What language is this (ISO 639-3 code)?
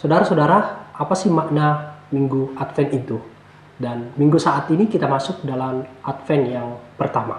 ind